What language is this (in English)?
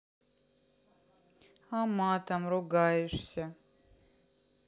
Russian